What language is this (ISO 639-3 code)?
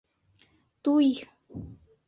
bak